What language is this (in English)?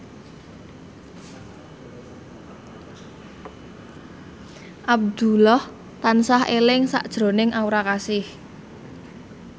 Javanese